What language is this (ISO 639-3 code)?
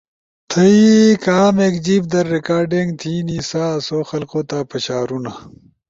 ush